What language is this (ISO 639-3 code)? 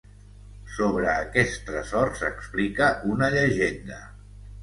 cat